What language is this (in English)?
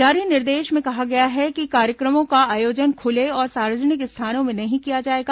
Hindi